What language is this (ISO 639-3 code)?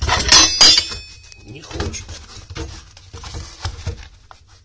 rus